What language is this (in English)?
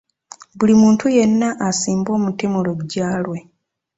Ganda